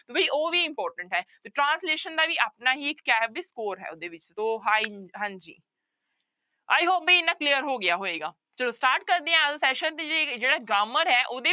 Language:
Punjabi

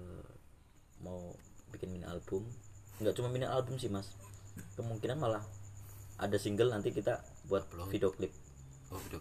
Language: Indonesian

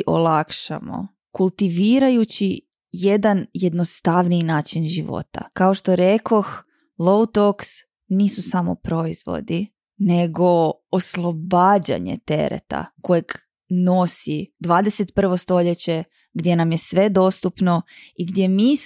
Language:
Croatian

